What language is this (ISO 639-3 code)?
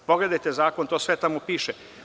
srp